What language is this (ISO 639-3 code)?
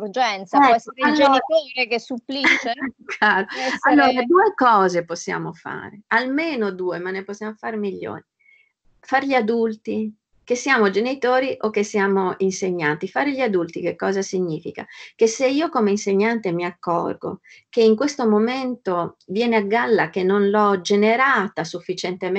ita